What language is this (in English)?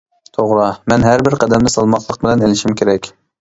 Uyghur